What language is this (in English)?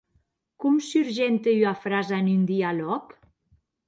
Occitan